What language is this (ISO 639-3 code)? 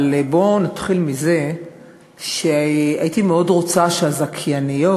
heb